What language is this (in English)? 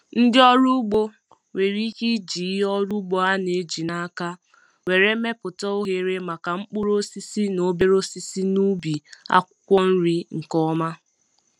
Igbo